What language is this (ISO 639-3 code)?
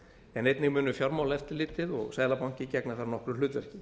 isl